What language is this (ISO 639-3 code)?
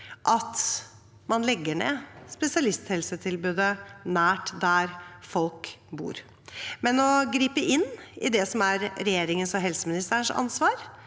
nor